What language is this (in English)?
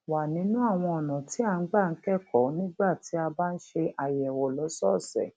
Yoruba